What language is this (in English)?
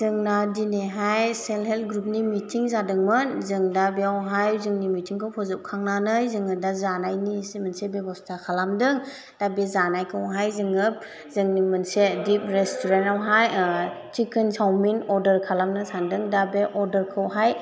Bodo